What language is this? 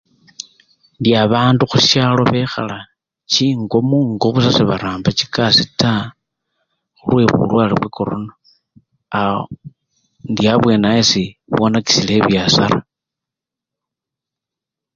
Luyia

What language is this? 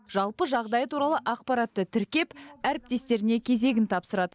Kazakh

